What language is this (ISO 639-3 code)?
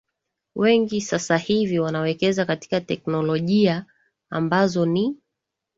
swa